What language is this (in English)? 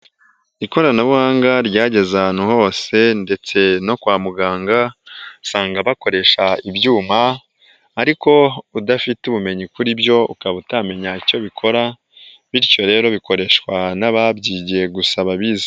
Kinyarwanda